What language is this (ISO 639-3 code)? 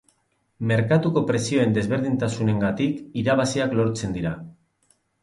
eus